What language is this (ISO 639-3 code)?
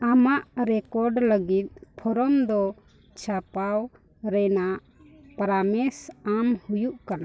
sat